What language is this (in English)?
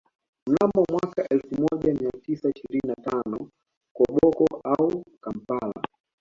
Swahili